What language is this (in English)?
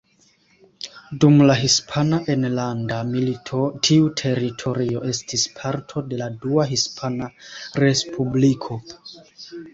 Esperanto